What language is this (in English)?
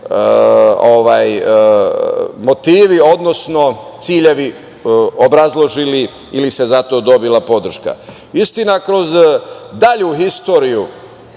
Serbian